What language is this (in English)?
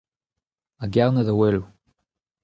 Breton